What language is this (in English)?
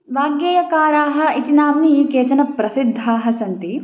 Sanskrit